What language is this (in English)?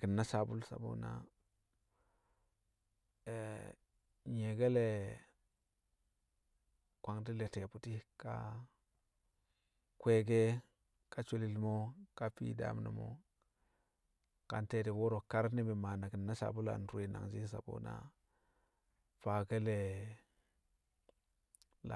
Kamo